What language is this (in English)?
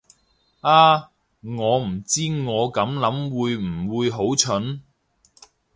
Cantonese